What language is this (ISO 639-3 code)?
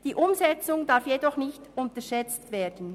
gsw